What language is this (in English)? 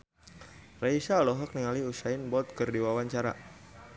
Sundanese